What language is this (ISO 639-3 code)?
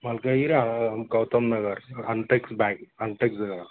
tel